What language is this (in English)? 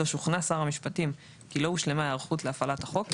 Hebrew